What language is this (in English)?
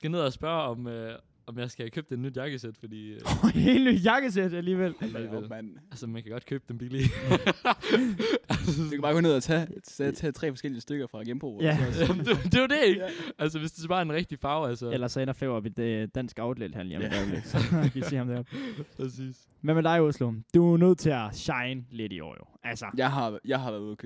Danish